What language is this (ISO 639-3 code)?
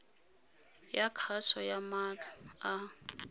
tsn